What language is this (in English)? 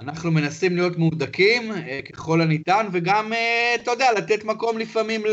Hebrew